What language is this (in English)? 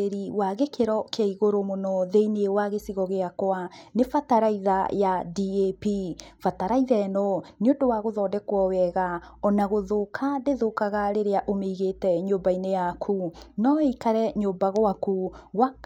Kikuyu